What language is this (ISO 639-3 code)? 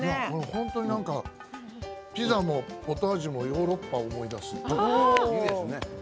jpn